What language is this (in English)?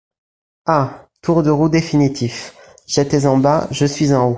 French